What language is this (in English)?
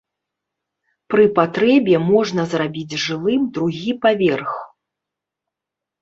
Belarusian